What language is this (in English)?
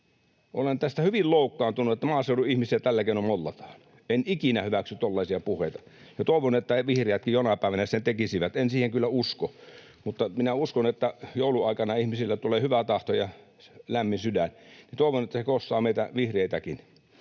Finnish